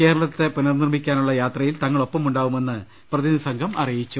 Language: Malayalam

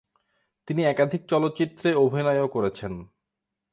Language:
Bangla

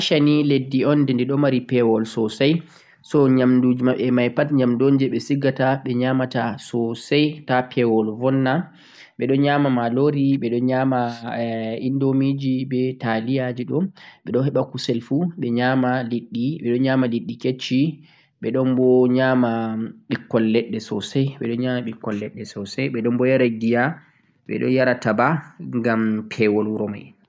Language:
Central-Eastern Niger Fulfulde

